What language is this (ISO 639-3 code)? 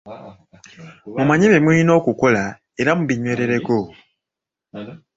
lug